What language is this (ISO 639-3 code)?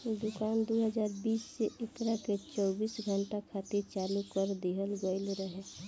bho